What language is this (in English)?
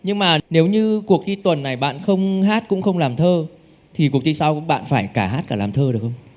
Vietnamese